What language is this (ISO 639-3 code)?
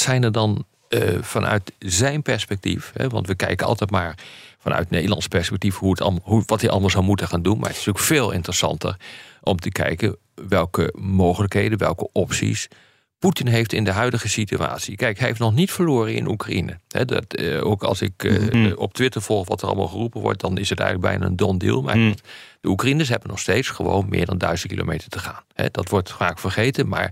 nld